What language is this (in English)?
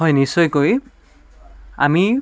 Assamese